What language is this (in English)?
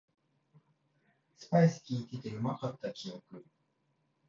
Japanese